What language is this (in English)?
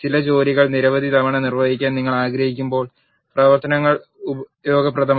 Malayalam